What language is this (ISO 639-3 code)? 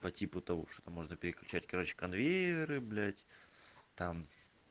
rus